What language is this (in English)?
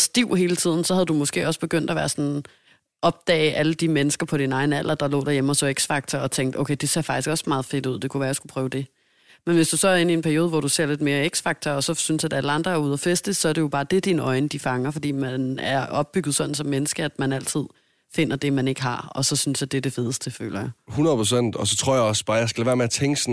Danish